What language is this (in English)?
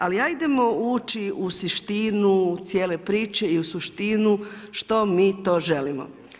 Croatian